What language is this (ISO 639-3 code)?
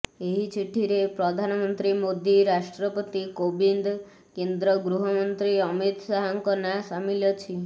ori